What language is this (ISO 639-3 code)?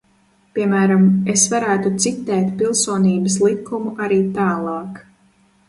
lav